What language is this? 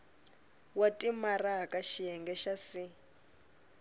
Tsonga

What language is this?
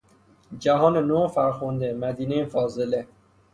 Persian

